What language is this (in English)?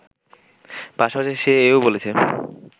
Bangla